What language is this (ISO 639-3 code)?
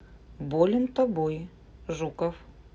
rus